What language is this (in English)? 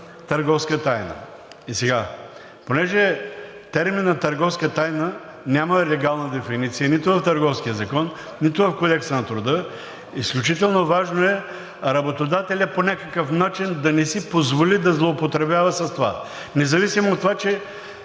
Bulgarian